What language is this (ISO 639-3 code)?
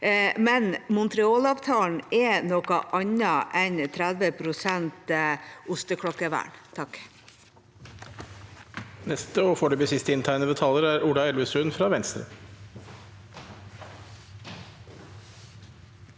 nor